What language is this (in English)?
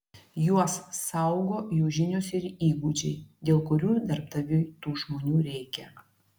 Lithuanian